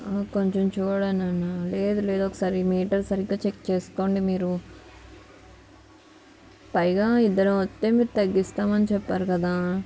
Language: Telugu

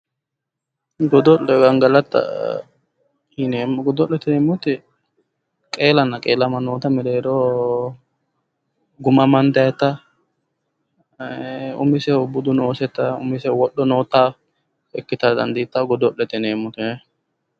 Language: Sidamo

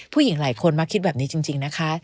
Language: Thai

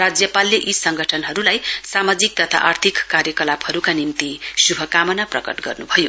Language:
Nepali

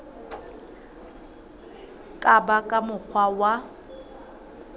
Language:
Southern Sotho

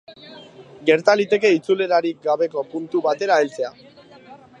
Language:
Basque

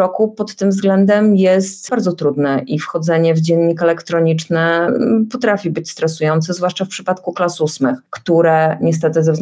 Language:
Polish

